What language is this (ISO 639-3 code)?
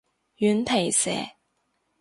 yue